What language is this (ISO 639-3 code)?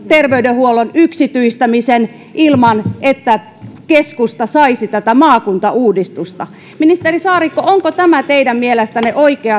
fin